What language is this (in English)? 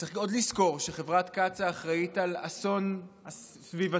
Hebrew